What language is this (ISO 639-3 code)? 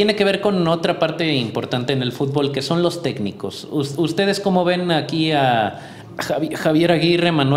spa